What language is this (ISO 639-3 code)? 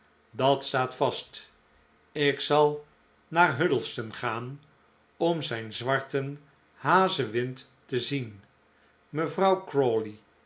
nld